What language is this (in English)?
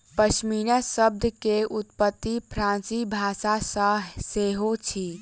Maithili